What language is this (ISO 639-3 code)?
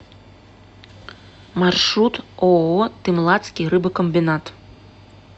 rus